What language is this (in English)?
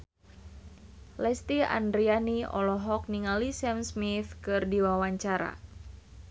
Sundanese